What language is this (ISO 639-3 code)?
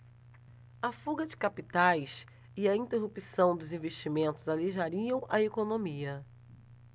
por